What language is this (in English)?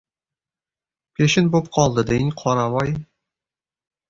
Uzbek